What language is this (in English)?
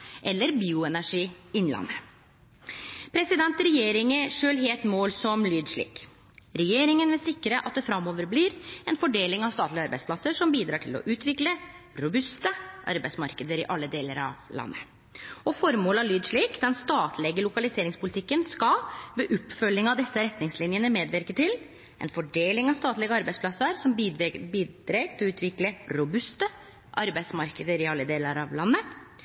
Norwegian Nynorsk